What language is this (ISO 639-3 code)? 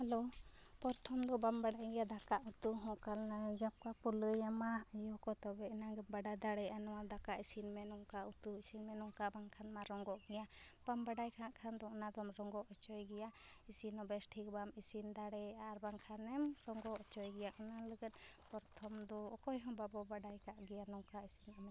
sat